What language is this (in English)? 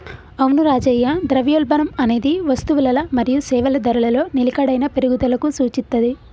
Telugu